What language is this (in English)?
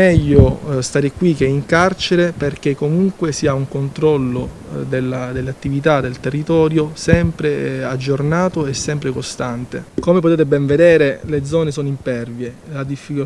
Italian